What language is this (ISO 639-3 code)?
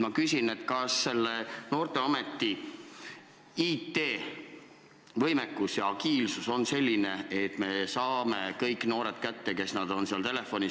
est